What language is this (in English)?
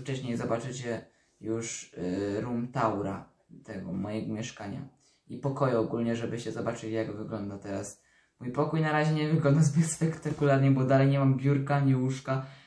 Polish